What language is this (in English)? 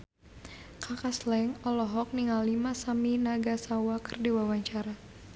Sundanese